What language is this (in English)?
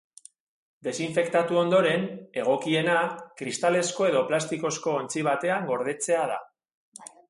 Basque